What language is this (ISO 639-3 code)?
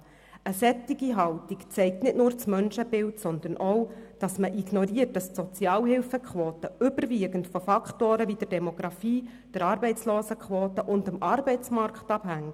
gsw